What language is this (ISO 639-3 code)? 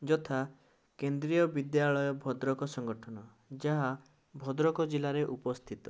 ori